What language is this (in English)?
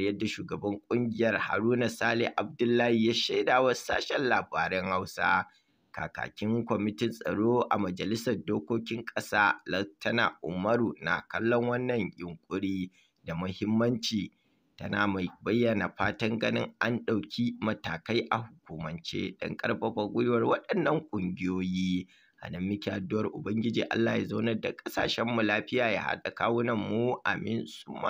Arabic